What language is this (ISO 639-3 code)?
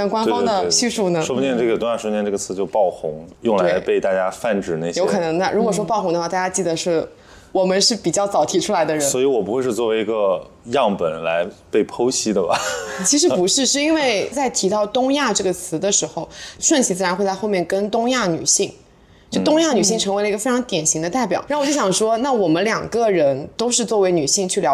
zho